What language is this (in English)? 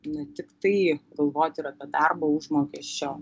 Lithuanian